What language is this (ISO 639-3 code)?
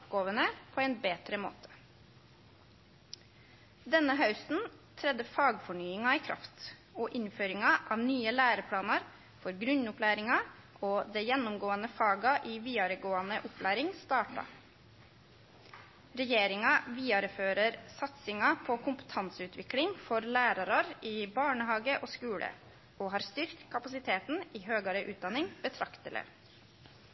nno